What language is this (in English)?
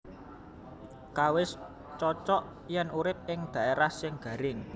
Javanese